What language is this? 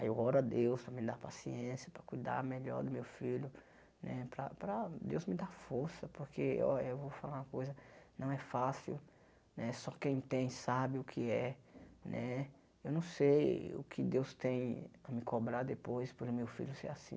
Portuguese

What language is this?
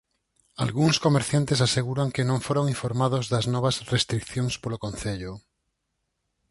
Galician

